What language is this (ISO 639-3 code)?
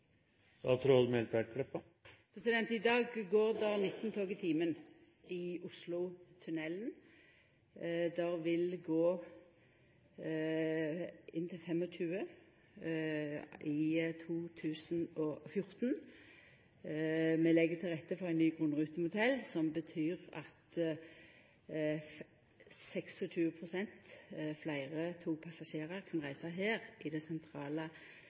nno